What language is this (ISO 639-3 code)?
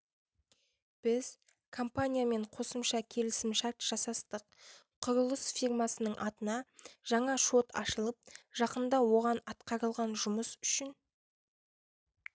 kaz